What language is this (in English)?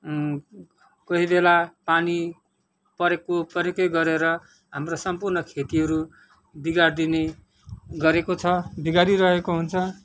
Nepali